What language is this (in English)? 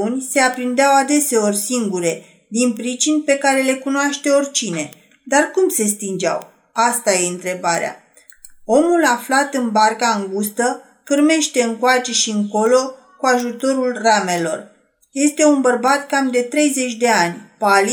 Romanian